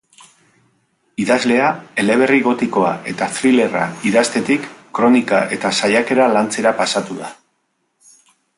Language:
Basque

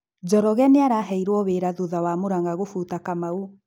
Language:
Kikuyu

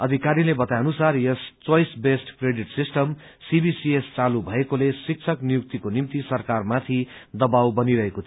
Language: Nepali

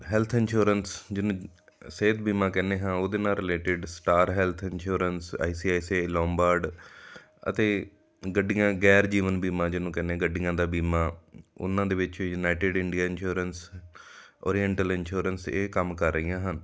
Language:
Punjabi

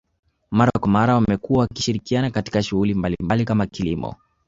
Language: Swahili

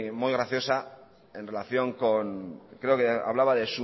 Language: Spanish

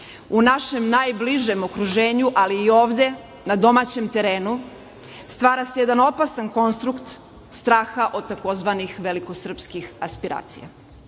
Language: Serbian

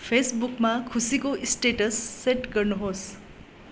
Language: Nepali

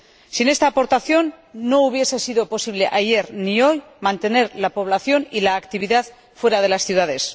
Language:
Spanish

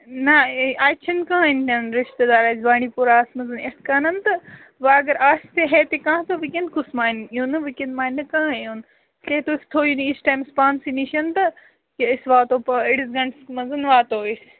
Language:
Kashmiri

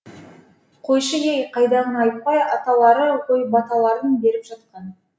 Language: Kazakh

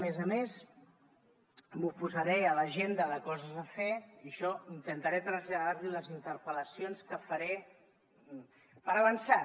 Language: Catalan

